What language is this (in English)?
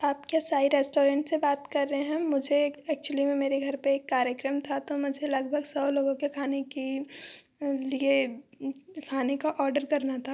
Hindi